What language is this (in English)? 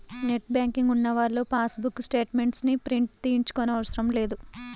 Telugu